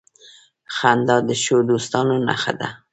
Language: Pashto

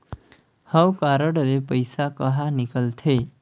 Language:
Chhattisgarhi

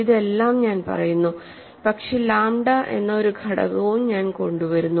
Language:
Malayalam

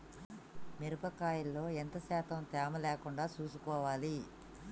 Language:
Telugu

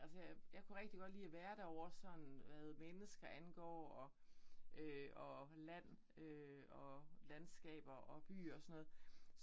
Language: Danish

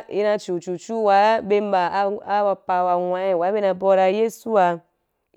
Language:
Wapan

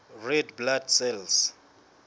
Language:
Southern Sotho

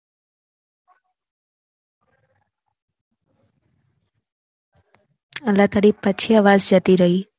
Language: Gujarati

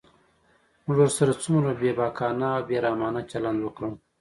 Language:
Pashto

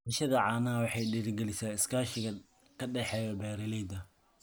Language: Somali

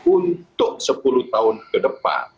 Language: Indonesian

